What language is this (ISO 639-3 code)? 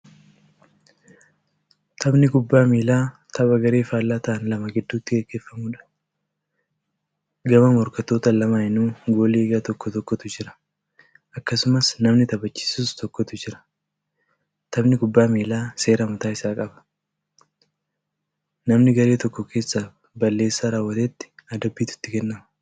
orm